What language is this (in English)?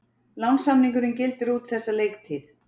Icelandic